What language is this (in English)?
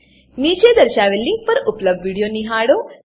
Gujarati